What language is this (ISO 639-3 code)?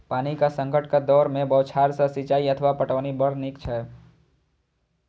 mai